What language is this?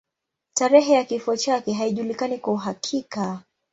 Swahili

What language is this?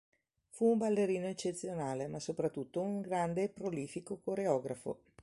Italian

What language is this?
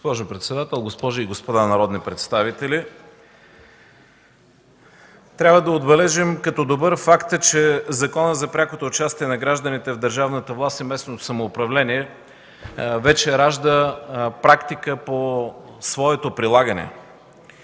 Bulgarian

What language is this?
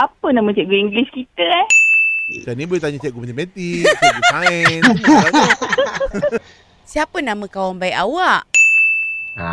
Malay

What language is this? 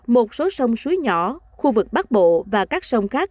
Vietnamese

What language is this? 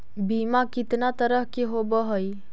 Magahi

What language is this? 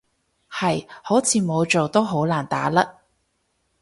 Cantonese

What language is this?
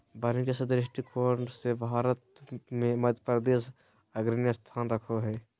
Magahi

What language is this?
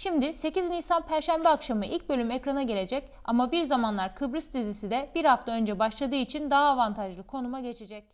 Turkish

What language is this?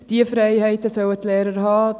Swiss German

